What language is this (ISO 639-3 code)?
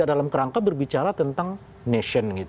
ind